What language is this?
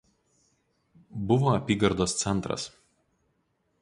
Lithuanian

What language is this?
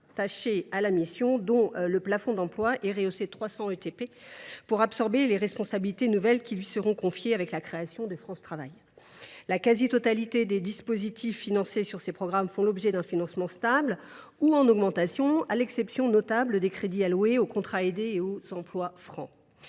French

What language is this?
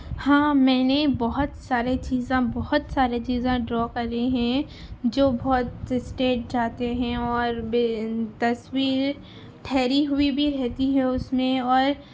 Urdu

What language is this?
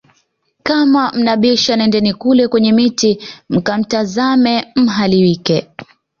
Swahili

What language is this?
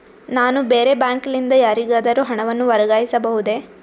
Kannada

